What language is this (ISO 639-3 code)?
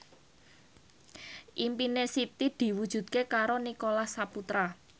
jav